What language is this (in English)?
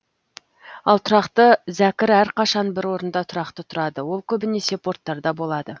Kazakh